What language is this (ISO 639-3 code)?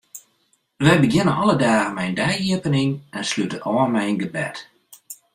fry